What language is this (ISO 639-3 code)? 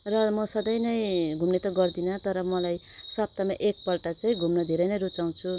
nep